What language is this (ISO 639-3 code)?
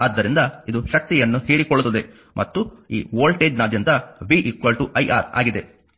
kan